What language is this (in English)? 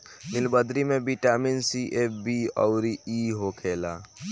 Bhojpuri